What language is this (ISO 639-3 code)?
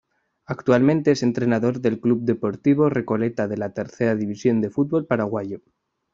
spa